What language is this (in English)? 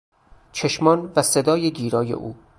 Persian